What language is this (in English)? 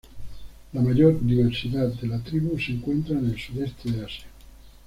Spanish